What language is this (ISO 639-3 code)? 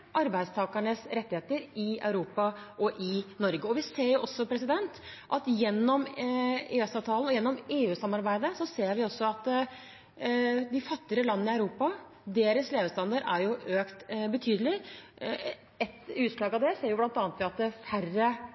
nob